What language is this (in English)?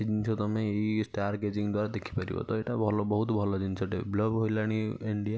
Odia